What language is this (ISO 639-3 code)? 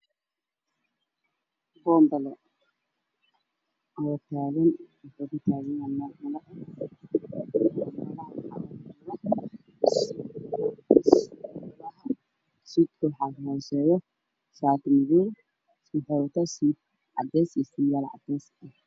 som